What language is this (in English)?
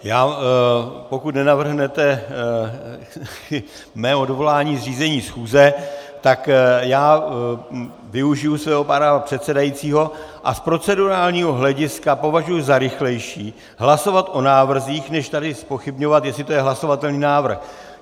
Czech